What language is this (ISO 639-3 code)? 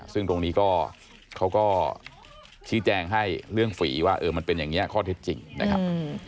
tha